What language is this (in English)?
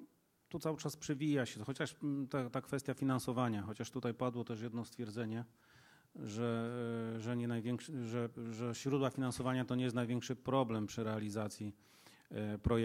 Polish